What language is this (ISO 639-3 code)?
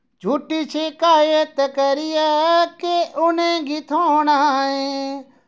doi